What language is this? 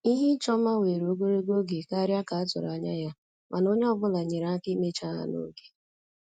Igbo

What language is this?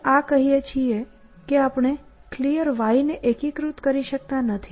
Gujarati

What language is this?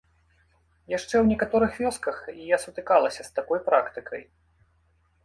Belarusian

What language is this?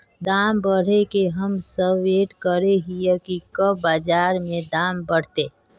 Magahi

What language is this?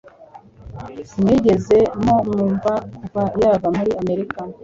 Kinyarwanda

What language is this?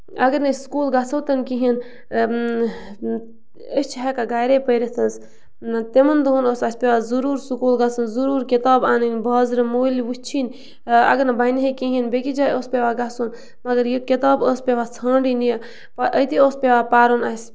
Kashmiri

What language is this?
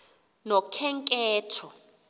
Xhosa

